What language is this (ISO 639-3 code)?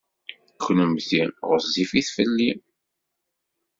kab